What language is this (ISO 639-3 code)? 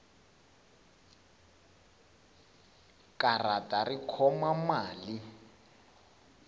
tso